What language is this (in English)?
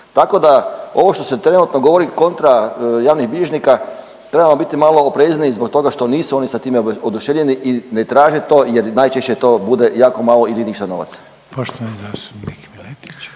Croatian